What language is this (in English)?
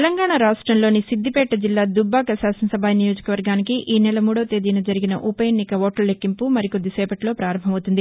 Telugu